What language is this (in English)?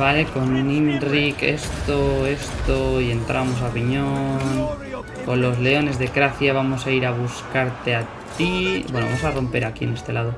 Spanish